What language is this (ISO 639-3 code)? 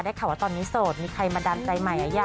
tha